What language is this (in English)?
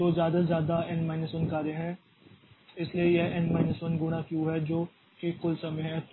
Hindi